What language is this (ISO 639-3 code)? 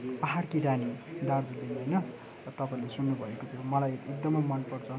nep